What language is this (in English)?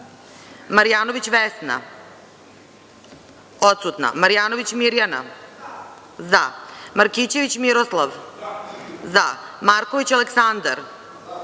Serbian